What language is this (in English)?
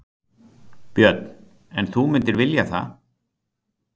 Icelandic